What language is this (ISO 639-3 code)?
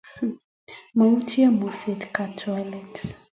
kln